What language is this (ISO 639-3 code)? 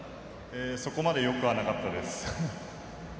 jpn